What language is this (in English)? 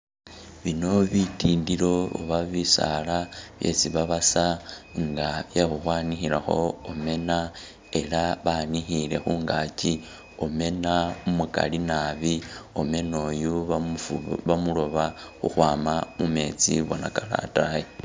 Masaaba